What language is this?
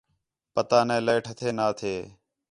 Khetrani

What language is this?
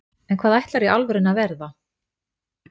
Icelandic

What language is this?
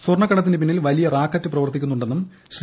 Malayalam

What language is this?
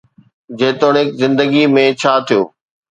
Sindhi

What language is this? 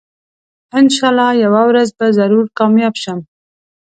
Pashto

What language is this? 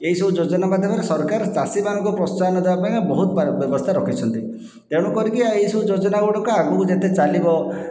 Odia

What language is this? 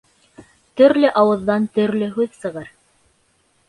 Bashkir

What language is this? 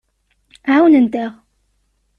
Kabyle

